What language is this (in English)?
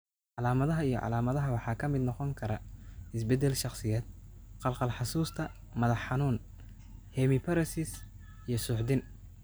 Somali